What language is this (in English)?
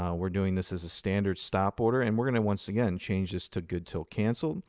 English